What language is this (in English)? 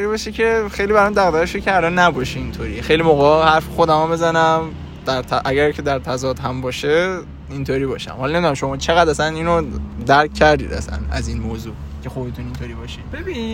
Persian